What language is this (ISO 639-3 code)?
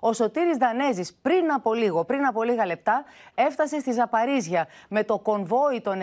ell